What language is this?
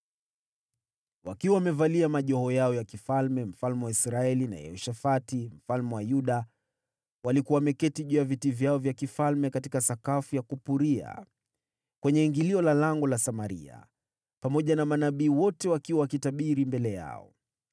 Swahili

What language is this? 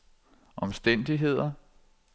Danish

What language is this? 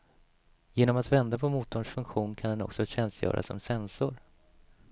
Swedish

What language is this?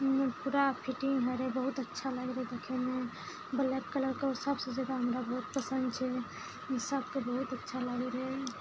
Maithili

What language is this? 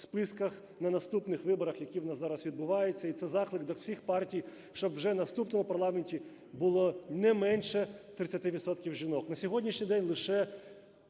Ukrainian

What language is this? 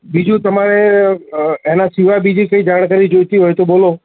Gujarati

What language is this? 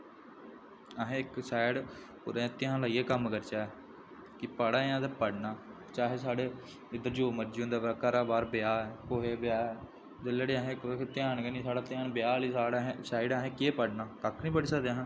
Dogri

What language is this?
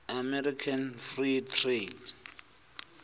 Xhosa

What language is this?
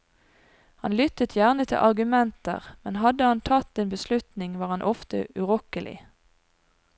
Norwegian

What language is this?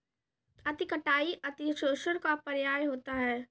Hindi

